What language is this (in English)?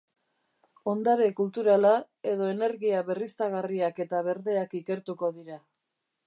Basque